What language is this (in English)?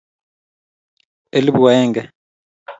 Kalenjin